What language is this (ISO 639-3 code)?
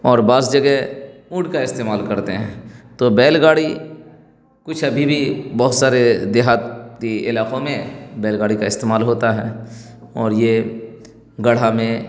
urd